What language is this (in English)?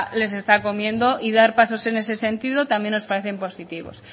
Spanish